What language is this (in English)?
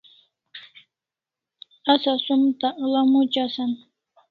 Kalasha